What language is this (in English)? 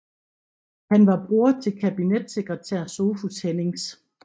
Danish